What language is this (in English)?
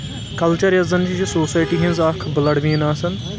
Kashmiri